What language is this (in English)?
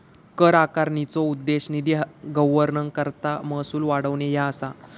Marathi